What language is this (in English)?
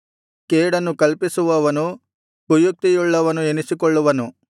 Kannada